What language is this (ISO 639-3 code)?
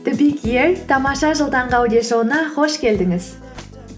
kaz